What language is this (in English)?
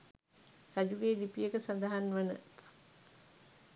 Sinhala